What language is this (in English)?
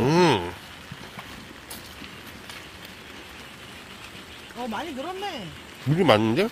Korean